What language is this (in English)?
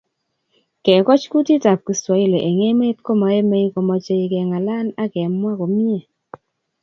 Kalenjin